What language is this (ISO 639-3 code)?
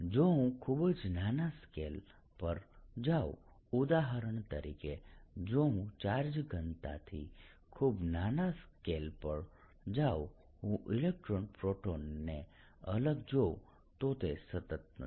guj